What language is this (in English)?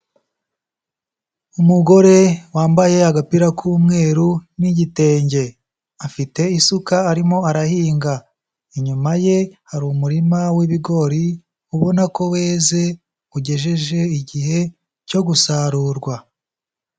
Kinyarwanda